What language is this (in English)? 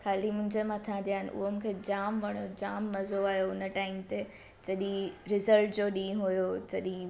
Sindhi